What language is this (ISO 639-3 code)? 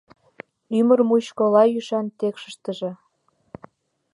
chm